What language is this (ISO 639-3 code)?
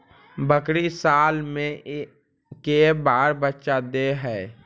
mag